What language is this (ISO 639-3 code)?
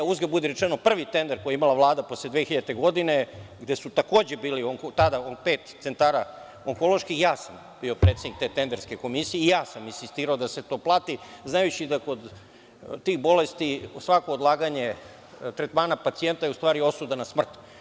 srp